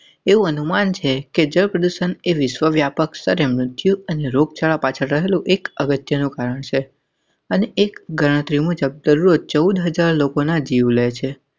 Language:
Gujarati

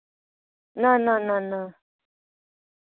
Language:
Dogri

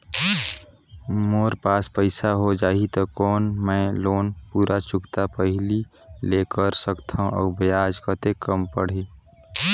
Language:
Chhattisgarhi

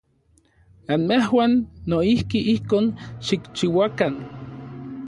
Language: Orizaba Nahuatl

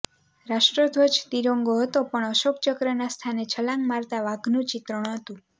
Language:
Gujarati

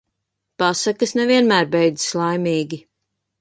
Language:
Latvian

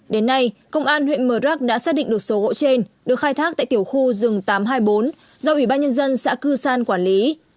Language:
Vietnamese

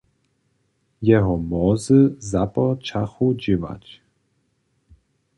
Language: Upper Sorbian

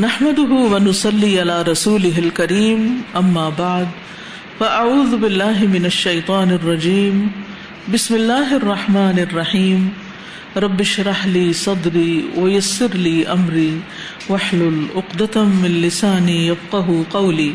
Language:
Urdu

